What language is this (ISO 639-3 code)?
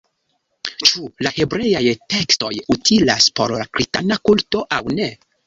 epo